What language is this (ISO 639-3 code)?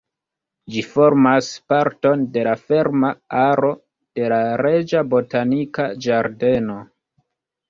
epo